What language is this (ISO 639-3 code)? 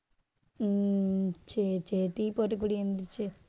tam